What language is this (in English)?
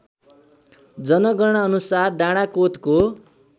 Nepali